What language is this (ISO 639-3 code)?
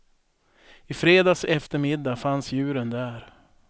swe